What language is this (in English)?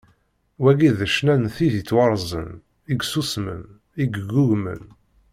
Kabyle